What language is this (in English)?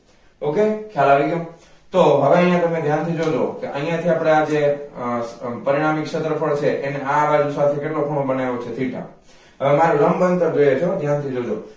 Gujarati